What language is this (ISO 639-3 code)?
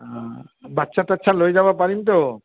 asm